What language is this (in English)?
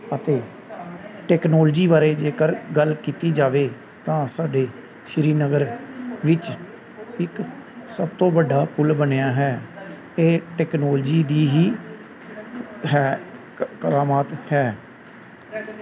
Punjabi